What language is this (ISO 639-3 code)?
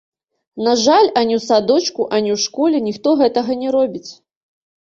bel